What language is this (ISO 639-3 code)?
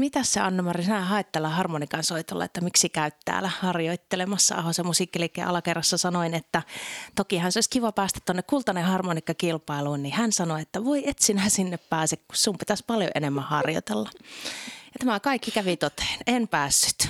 fin